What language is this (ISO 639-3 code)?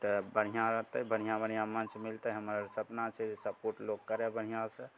mai